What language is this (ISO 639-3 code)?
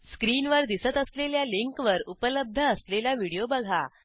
mar